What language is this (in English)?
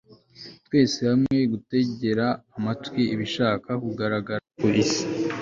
Kinyarwanda